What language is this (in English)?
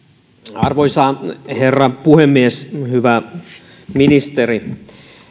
Finnish